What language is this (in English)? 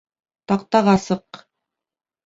Bashkir